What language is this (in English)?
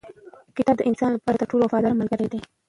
Pashto